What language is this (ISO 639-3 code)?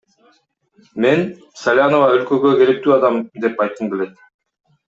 kir